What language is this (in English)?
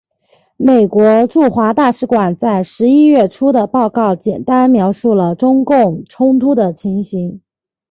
Chinese